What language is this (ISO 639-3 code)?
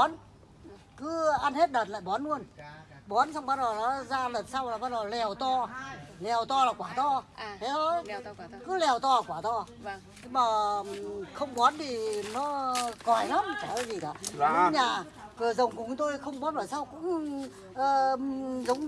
vie